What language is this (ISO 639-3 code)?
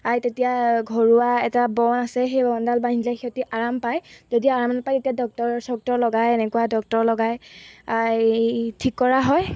asm